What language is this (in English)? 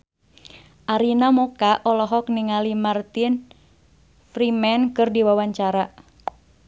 Sundanese